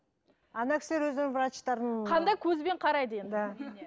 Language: Kazakh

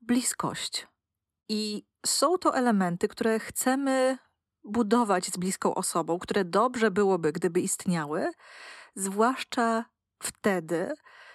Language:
Polish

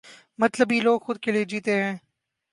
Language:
Urdu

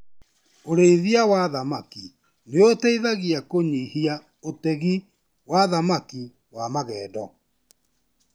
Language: Kikuyu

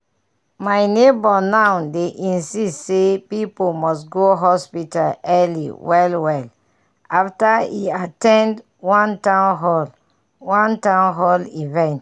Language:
Nigerian Pidgin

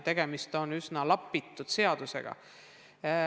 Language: Estonian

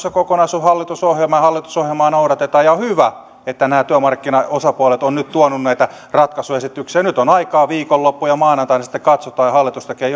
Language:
Finnish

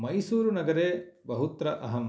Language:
Sanskrit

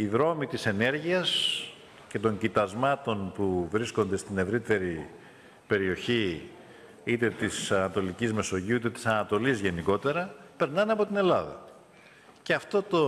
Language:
Greek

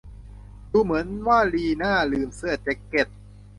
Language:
Thai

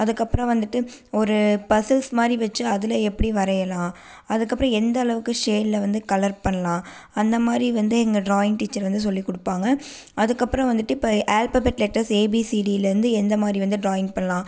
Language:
Tamil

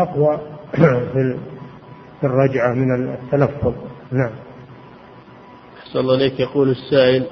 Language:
Arabic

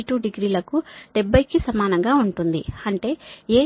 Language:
Telugu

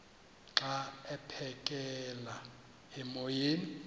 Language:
Xhosa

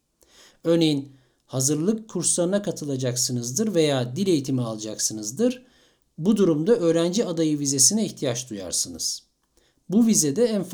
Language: Turkish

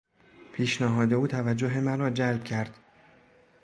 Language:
Persian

